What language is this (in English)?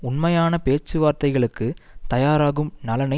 Tamil